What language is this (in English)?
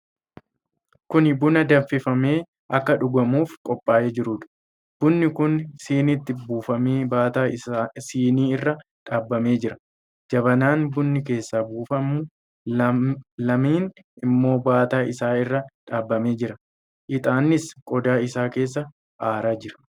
Oromo